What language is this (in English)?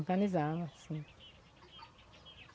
Portuguese